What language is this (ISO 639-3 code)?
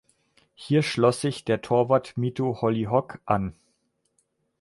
deu